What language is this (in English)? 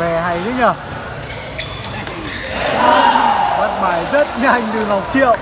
Vietnamese